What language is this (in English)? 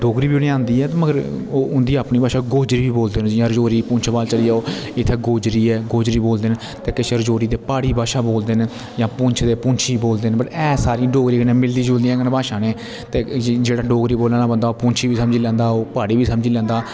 Dogri